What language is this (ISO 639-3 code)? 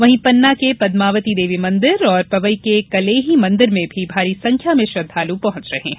hin